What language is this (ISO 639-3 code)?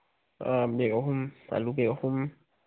mni